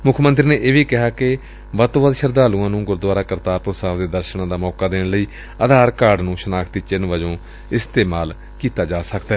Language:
Punjabi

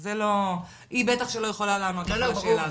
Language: Hebrew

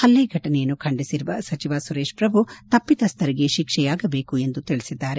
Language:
Kannada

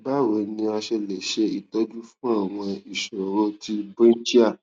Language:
Yoruba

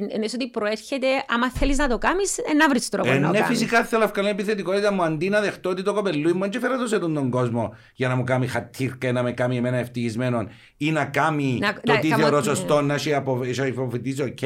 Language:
Greek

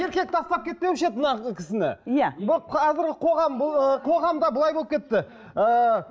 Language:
Kazakh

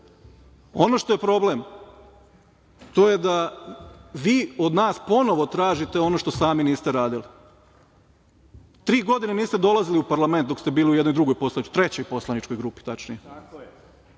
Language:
Serbian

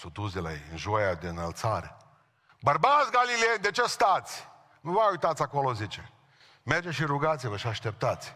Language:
Romanian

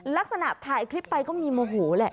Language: Thai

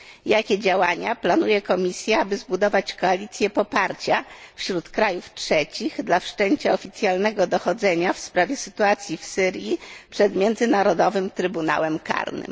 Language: Polish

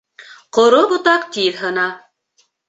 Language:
Bashkir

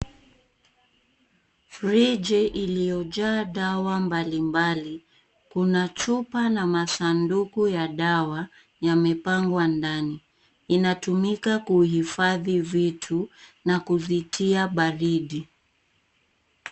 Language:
Swahili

